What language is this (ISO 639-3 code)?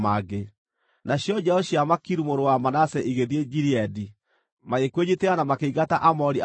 kik